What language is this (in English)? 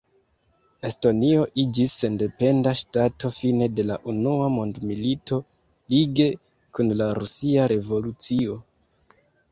Esperanto